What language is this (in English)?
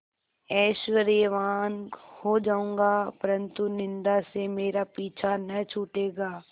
Hindi